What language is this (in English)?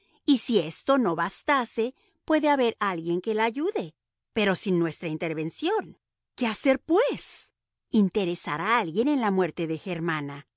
Spanish